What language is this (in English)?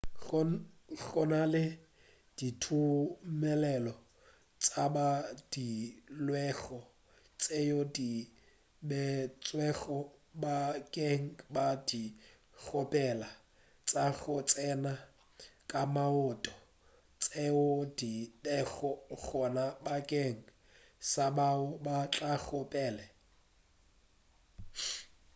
Northern Sotho